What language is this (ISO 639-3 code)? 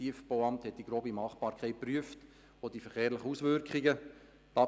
gsw